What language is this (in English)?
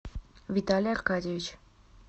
Russian